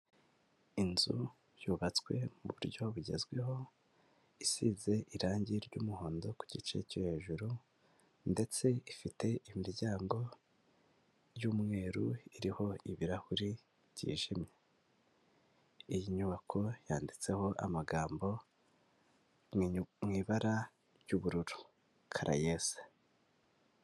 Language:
Kinyarwanda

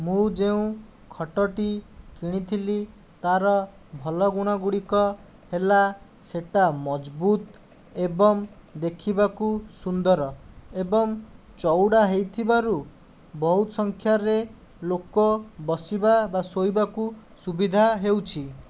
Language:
Odia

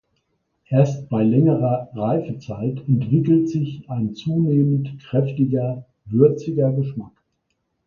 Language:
German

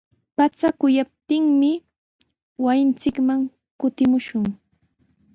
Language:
Sihuas Ancash Quechua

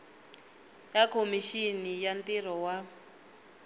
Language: Tsonga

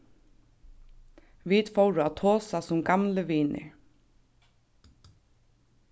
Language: Faroese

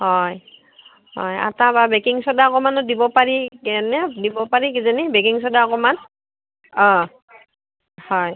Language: Assamese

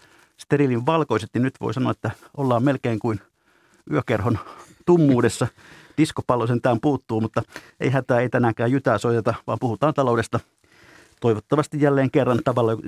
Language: Finnish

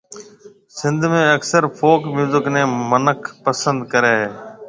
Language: Marwari (Pakistan)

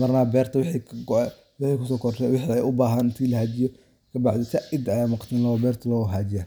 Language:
Somali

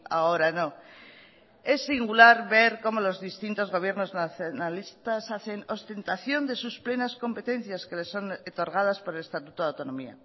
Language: Spanish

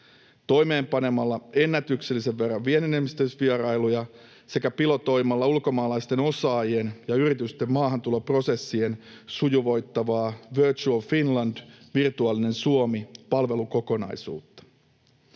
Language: Finnish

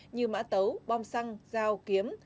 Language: Vietnamese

